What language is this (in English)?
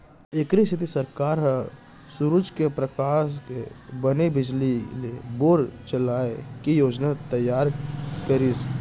Chhattisgarhi